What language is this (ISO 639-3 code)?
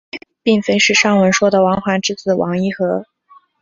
zho